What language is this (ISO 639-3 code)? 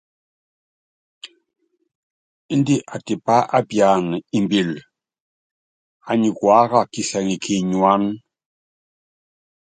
yav